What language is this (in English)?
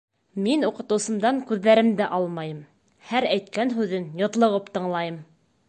Bashkir